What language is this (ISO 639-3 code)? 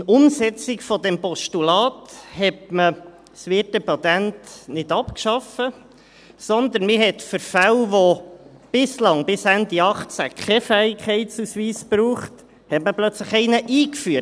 gsw